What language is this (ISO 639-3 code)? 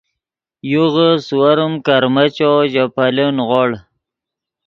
ydg